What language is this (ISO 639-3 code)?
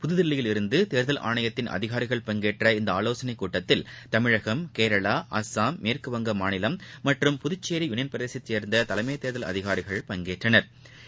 tam